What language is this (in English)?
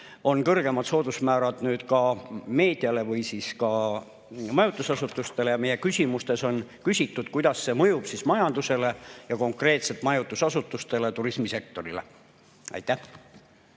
Estonian